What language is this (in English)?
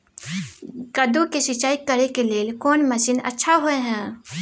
Maithili